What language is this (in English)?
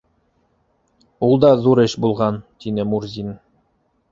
Bashkir